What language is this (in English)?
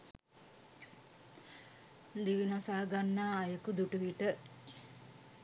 Sinhala